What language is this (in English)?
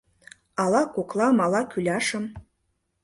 Mari